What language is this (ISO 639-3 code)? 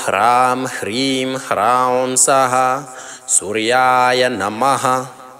ron